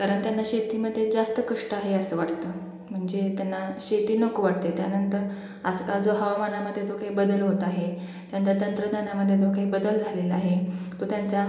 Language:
Marathi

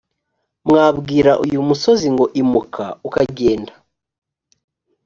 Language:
Kinyarwanda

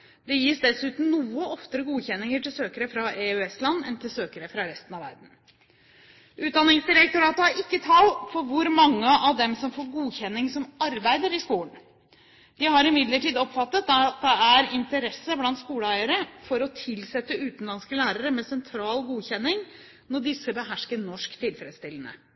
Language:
Norwegian Bokmål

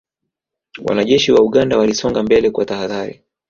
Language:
Swahili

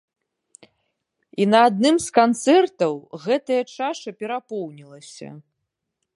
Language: Belarusian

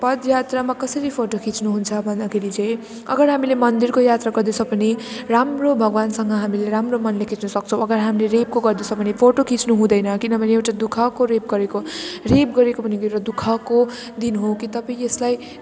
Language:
Nepali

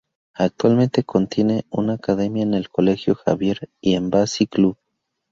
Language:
Spanish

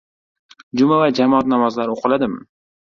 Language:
Uzbek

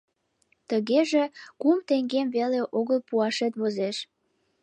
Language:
Mari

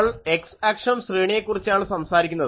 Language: Malayalam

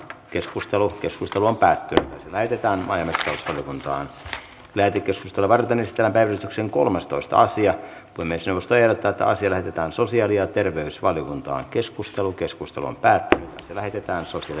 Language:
Finnish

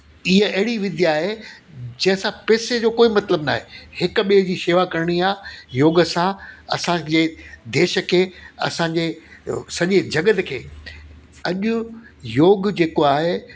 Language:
Sindhi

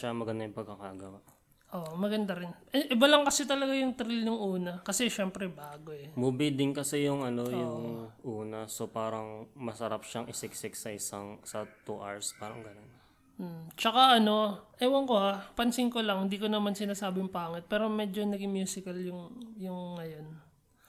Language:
Filipino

